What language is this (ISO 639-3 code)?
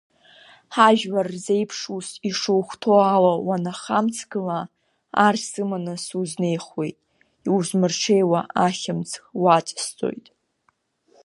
abk